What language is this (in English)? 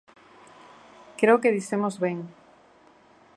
Galician